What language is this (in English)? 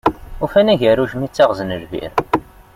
Kabyle